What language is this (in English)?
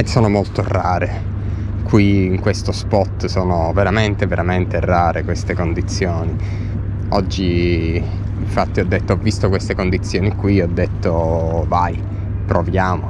Italian